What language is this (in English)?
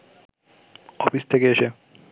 Bangla